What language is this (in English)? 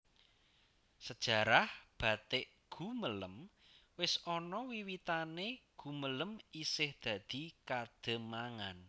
Javanese